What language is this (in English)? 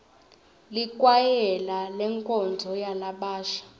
Swati